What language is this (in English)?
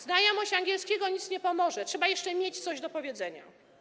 Polish